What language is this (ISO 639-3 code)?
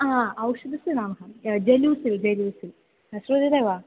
san